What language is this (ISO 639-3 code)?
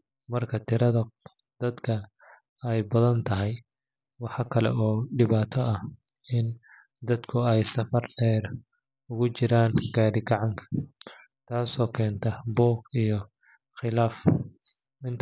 som